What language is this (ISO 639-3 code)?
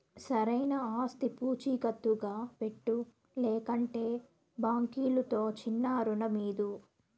tel